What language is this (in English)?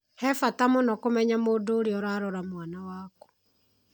Kikuyu